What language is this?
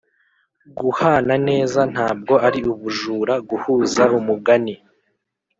Kinyarwanda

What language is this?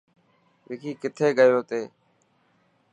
Dhatki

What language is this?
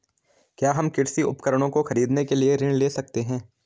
Hindi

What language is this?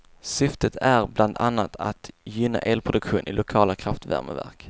Swedish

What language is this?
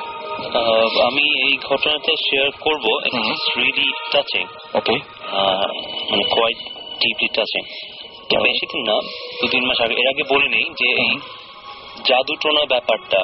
Bangla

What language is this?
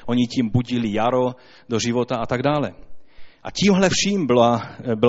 Czech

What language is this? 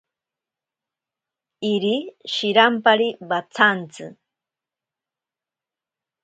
Ashéninka Perené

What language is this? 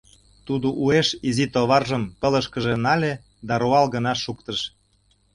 Mari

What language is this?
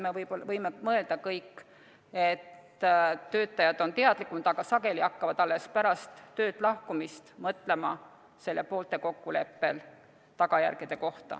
Estonian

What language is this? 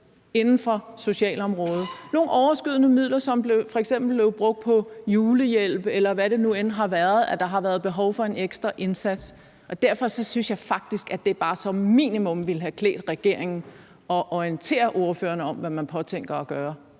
Danish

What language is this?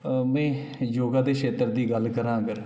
Dogri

